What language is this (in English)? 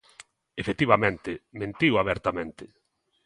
Galician